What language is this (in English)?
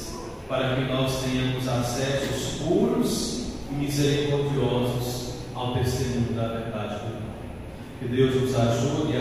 Portuguese